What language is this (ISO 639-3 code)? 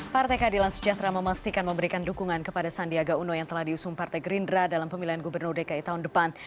ind